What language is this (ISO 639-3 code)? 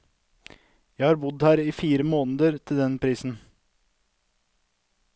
nor